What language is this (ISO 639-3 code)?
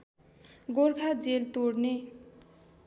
nep